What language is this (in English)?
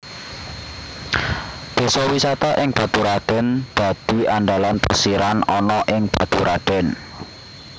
Javanese